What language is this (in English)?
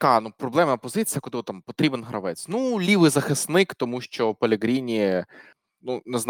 Ukrainian